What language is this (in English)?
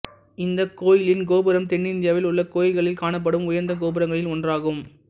Tamil